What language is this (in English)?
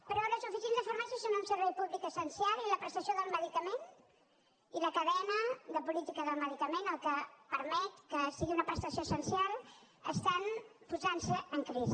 Catalan